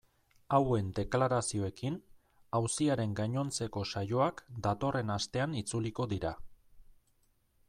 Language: Basque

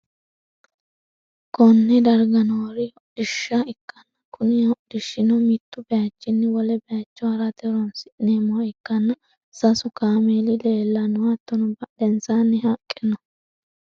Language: Sidamo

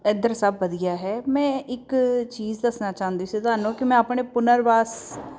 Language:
Punjabi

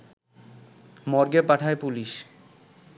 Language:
Bangla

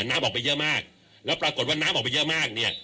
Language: Thai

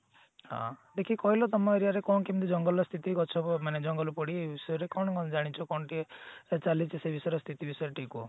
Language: Odia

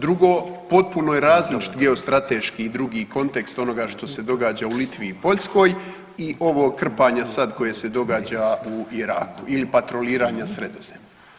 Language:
Croatian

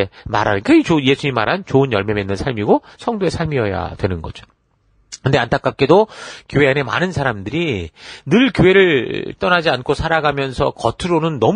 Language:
Korean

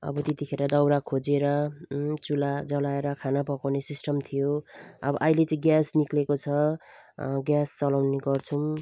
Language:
Nepali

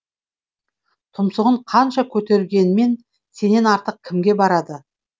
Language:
Kazakh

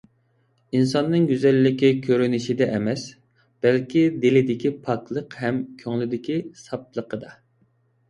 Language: Uyghur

